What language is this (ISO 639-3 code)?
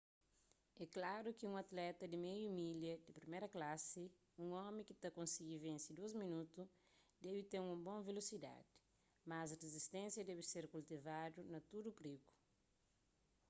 kea